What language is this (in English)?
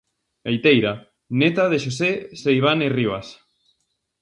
Galician